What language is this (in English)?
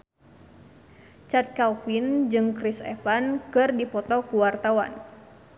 Sundanese